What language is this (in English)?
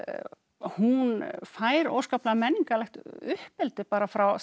Icelandic